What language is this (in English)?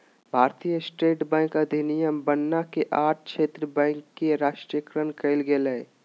Magahi